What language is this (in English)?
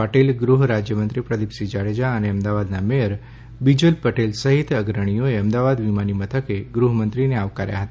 Gujarati